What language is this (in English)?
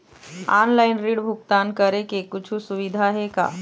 Chhattisgarhi